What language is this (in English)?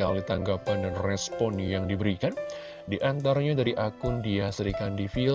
Indonesian